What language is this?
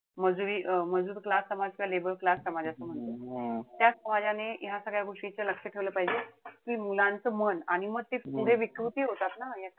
Marathi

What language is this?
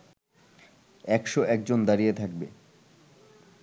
Bangla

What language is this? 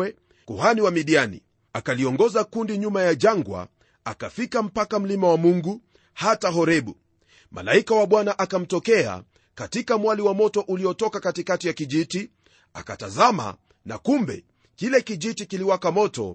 Swahili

